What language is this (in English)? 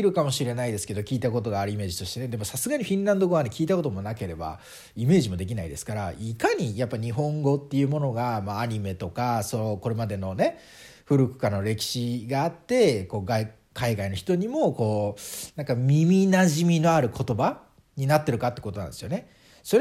Japanese